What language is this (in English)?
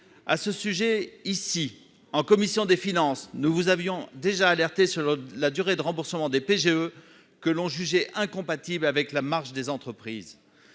French